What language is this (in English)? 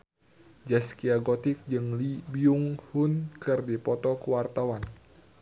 Sundanese